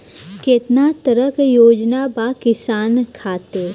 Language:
Bhojpuri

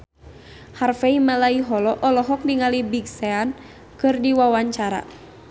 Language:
Sundanese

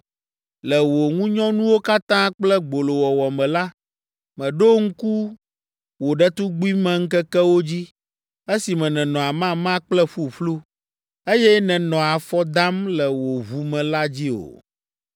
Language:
Ewe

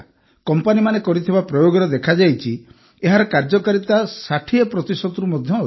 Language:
Odia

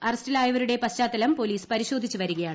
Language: Malayalam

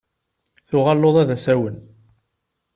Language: Kabyle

